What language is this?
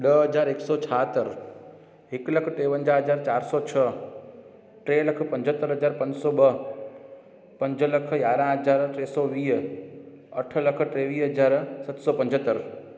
Sindhi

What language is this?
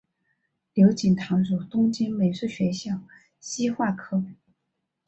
Chinese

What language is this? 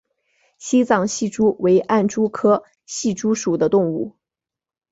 Chinese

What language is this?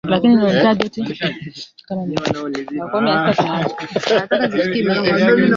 Swahili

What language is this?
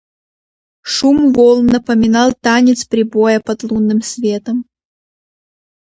Russian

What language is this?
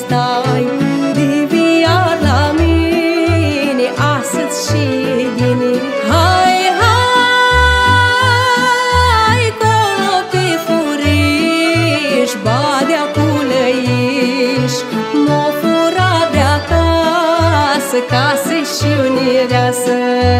Romanian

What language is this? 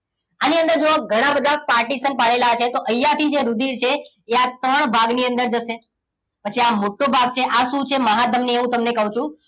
Gujarati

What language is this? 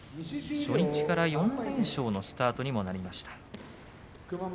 Japanese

